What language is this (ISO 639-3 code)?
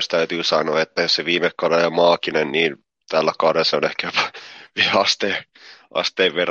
fin